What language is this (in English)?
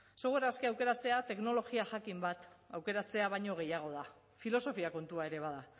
Basque